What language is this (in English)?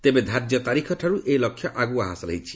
Odia